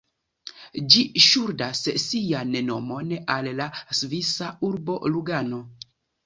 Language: Esperanto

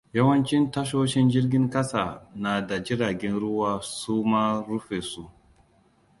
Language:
Hausa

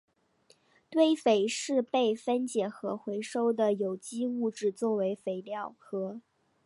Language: Chinese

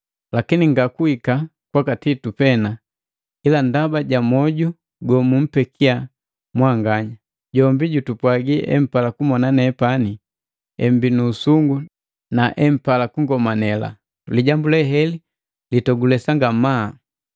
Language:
Matengo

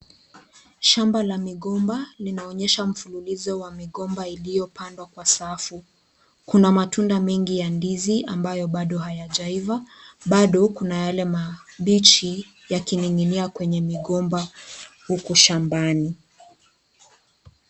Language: Swahili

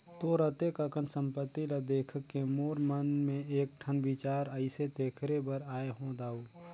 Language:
Chhattisgarhi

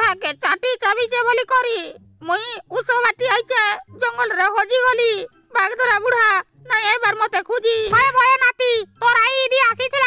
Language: Indonesian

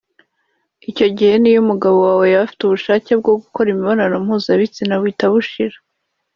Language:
Kinyarwanda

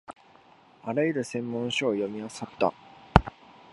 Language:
Japanese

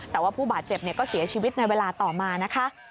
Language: Thai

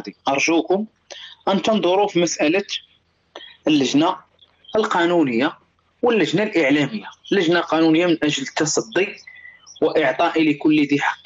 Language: Arabic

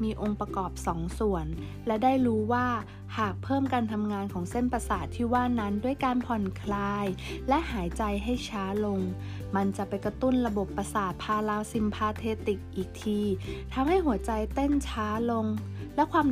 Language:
Thai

